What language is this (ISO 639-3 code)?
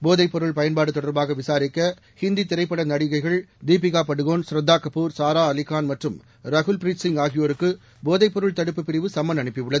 tam